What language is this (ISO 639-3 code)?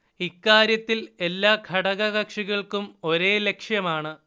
mal